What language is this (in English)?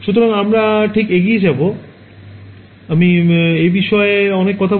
Bangla